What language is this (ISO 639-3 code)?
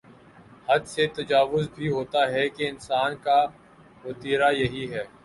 urd